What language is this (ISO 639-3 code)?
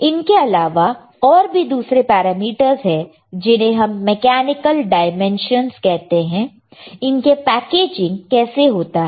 hin